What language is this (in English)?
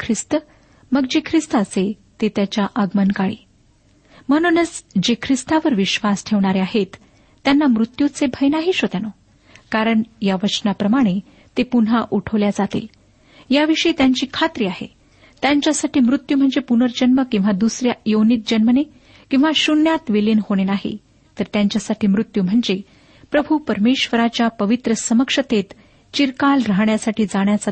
Marathi